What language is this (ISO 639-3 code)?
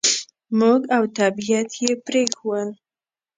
pus